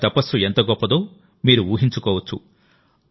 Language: Telugu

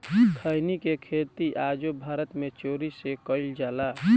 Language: Bhojpuri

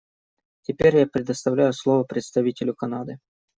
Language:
Russian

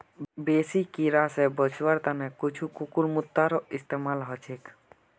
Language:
Magahi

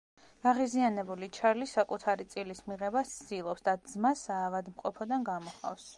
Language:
Georgian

